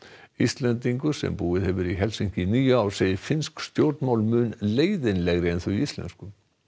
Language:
Icelandic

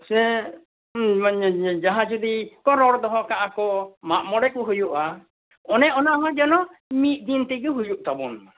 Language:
Santali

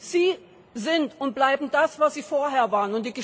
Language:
German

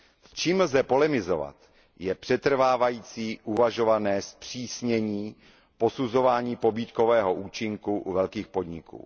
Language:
Czech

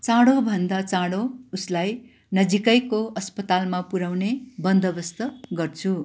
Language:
Nepali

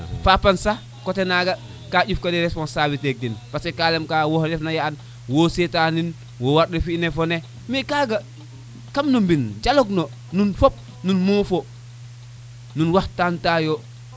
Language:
Serer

